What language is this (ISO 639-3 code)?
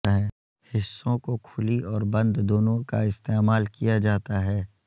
urd